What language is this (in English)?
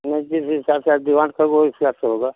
Hindi